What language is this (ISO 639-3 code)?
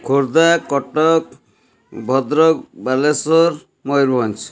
ori